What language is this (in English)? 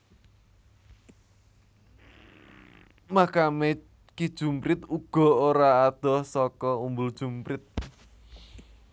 Javanese